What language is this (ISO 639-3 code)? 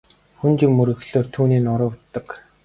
mon